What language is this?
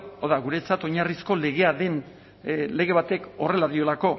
Basque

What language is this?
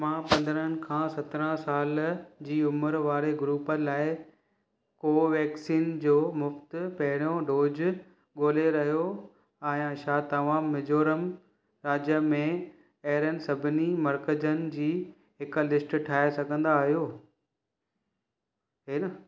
Sindhi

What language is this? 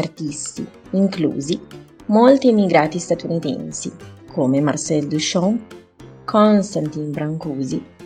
Italian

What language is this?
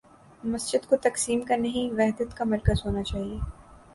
Urdu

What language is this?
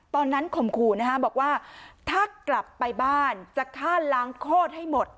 Thai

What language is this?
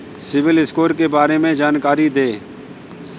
Hindi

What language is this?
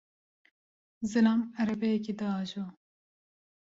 Kurdish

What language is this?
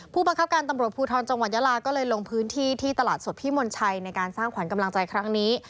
Thai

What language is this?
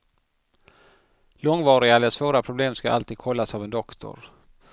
Swedish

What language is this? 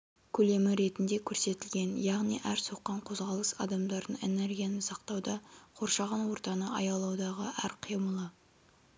Kazakh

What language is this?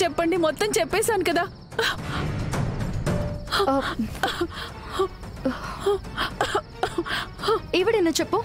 Telugu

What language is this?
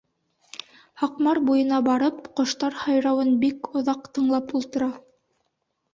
Bashkir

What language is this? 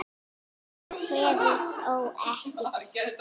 Icelandic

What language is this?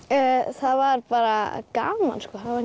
Icelandic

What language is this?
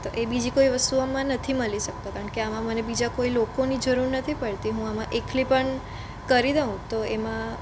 Gujarati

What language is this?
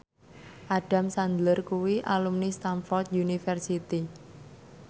Javanese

